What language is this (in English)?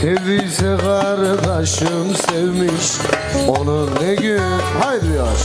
Turkish